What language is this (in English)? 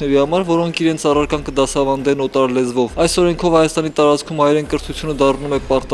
Romanian